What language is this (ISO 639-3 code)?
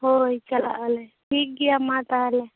sat